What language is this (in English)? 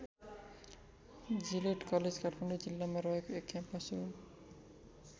Nepali